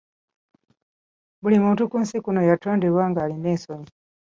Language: Ganda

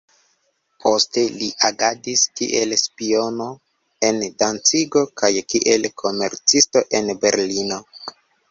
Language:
Esperanto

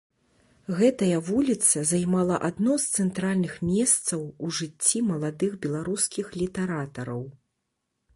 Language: Belarusian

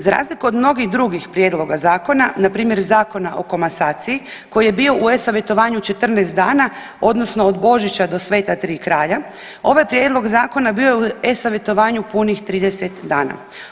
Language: Croatian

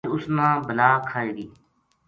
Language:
Gujari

